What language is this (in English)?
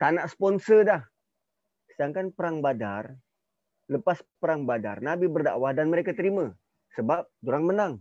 Malay